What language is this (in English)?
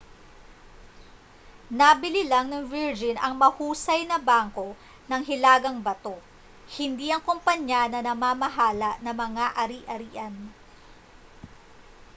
Filipino